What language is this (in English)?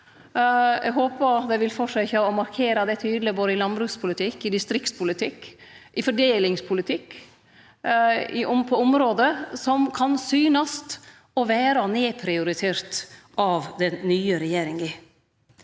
Norwegian